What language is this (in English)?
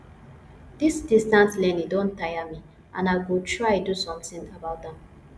Nigerian Pidgin